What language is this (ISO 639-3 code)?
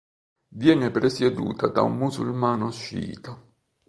ita